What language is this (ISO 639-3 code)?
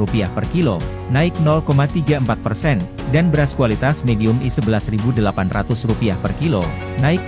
ind